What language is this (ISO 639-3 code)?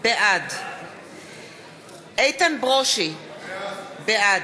heb